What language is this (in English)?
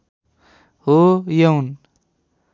Nepali